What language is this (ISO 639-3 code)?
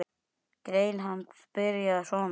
isl